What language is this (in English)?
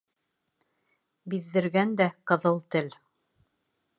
Bashkir